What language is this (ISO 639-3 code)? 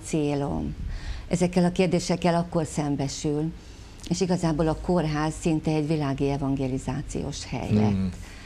hun